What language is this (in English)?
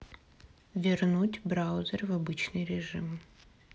Russian